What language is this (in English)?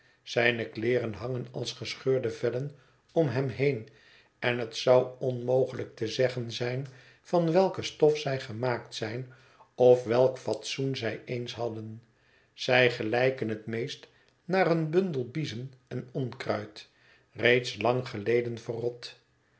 Dutch